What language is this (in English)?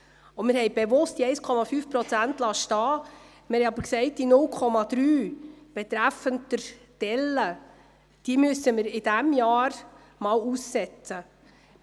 Swiss German